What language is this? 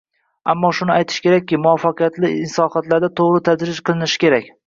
Uzbek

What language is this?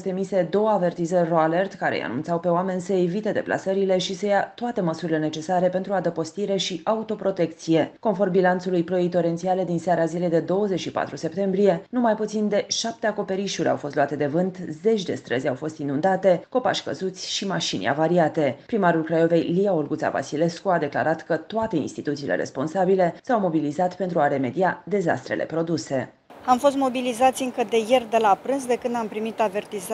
Romanian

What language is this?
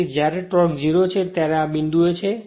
Gujarati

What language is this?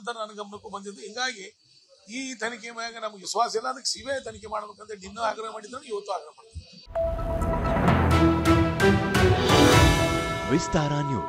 Arabic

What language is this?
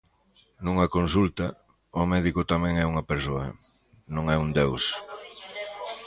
Galician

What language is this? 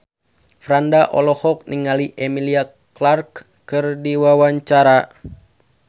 Sundanese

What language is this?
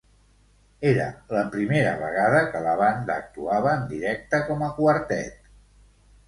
Catalan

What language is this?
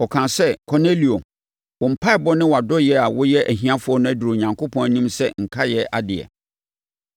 Akan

